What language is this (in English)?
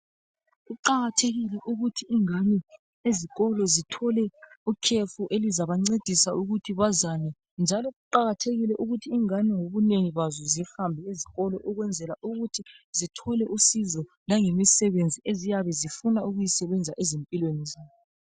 North Ndebele